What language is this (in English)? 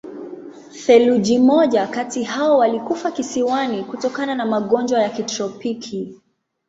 Swahili